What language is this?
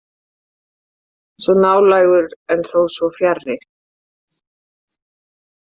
Icelandic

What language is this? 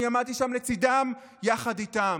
Hebrew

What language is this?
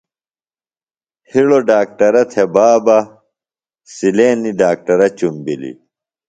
Phalura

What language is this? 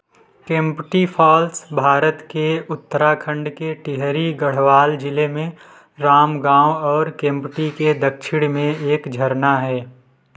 Hindi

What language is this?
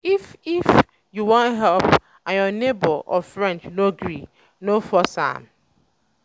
Nigerian Pidgin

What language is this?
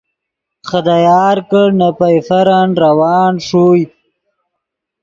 Yidgha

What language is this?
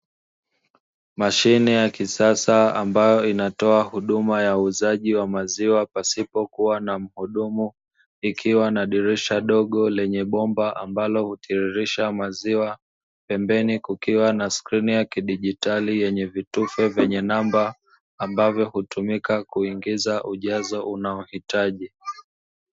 Swahili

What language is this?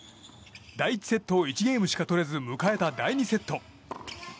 Japanese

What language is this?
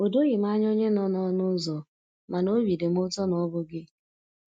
Igbo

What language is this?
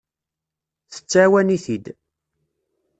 Kabyle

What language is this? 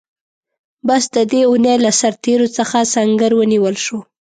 Pashto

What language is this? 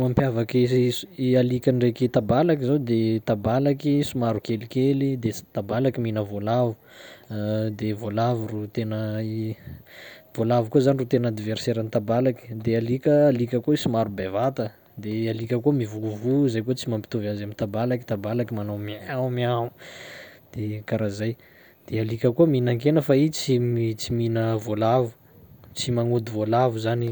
Sakalava Malagasy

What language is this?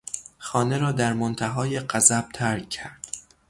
Persian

